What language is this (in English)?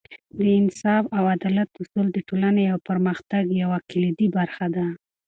Pashto